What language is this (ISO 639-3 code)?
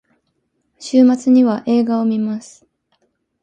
jpn